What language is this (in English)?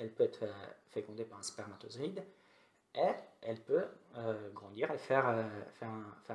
French